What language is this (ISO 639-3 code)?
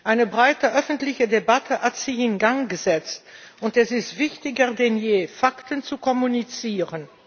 deu